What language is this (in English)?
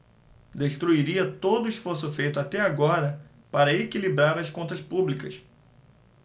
Portuguese